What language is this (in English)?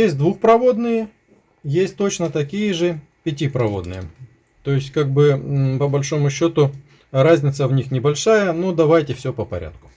Russian